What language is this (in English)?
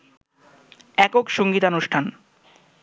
Bangla